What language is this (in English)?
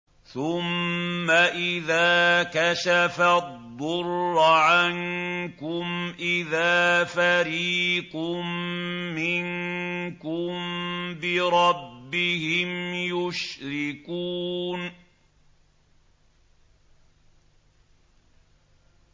Arabic